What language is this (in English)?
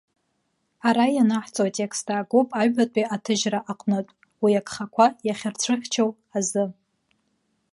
Abkhazian